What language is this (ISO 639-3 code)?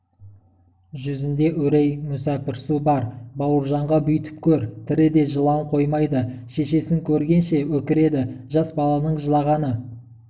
kaz